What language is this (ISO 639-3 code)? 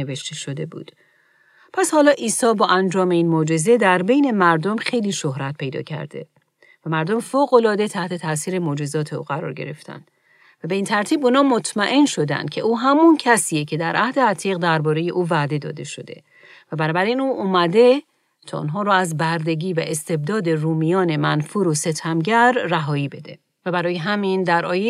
fas